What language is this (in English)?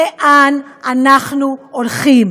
Hebrew